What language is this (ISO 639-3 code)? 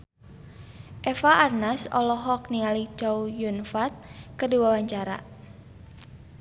sun